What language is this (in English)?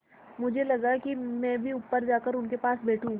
Hindi